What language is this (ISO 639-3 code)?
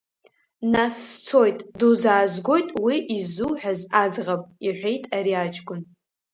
abk